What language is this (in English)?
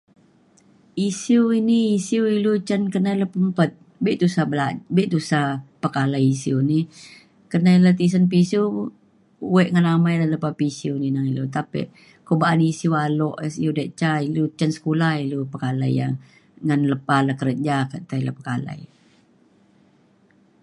Mainstream Kenyah